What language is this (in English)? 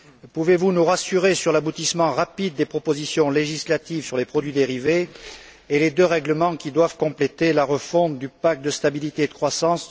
French